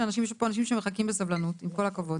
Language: Hebrew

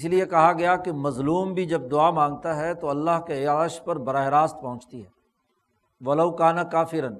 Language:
Urdu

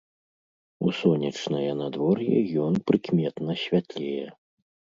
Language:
Belarusian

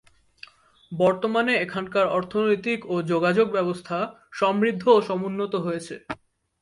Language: Bangla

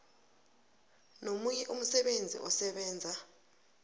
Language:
South Ndebele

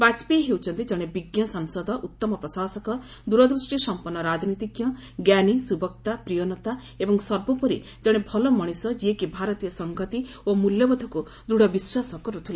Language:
Odia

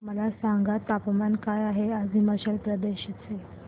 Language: Marathi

